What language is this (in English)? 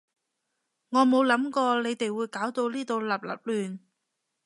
Cantonese